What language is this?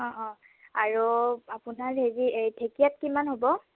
Assamese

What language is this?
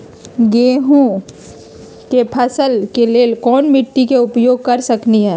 Magahi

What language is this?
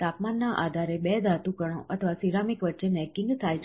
Gujarati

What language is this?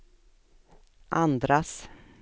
Swedish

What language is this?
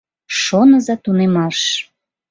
Mari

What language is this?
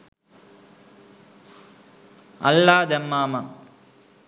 Sinhala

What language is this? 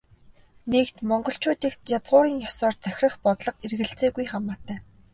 Mongolian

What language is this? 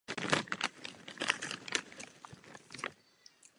Czech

